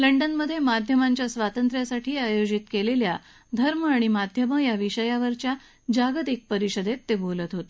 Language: Marathi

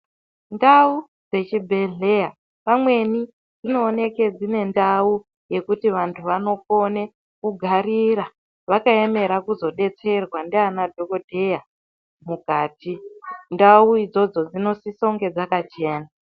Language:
Ndau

